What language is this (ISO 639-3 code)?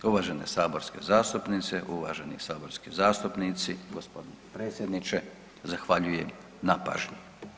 hrv